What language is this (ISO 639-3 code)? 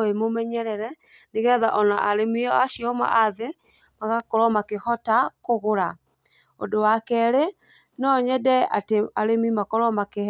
kik